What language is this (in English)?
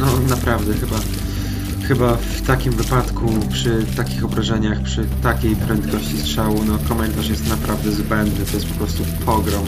Polish